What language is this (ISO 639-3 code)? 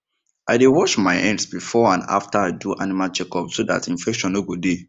pcm